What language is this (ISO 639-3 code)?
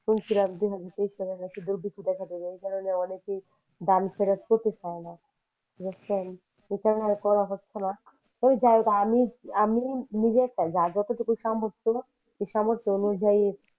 ben